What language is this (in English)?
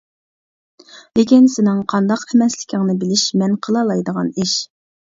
Uyghur